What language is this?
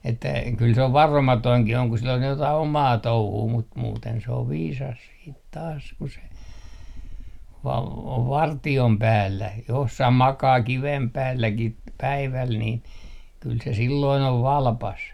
Finnish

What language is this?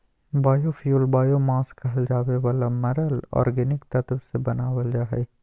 Magahi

